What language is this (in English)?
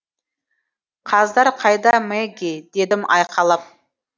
Kazakh